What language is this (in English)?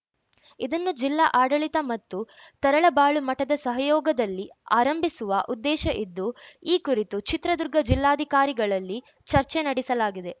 Kannada